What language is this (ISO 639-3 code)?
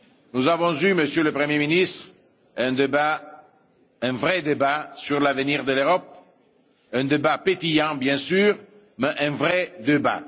fra